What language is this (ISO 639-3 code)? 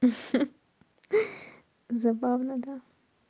rus